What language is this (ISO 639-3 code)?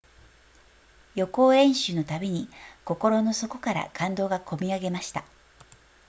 jpn